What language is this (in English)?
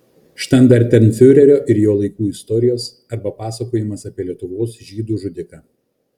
Lithuanian